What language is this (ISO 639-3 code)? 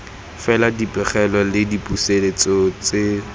tsn